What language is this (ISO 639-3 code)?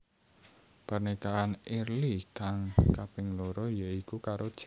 jav